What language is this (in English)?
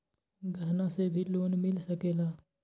Magahi